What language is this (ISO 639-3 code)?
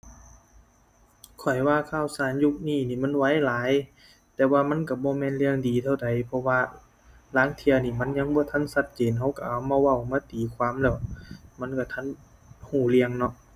tha